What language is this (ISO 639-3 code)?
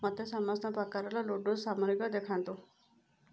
ori